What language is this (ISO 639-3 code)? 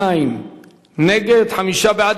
heb